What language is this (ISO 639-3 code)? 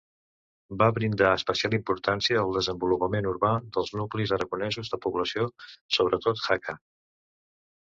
cat